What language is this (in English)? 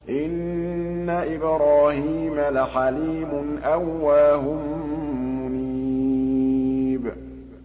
Arabic